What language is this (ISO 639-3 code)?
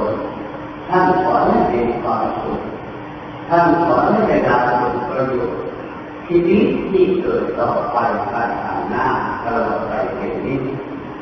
tha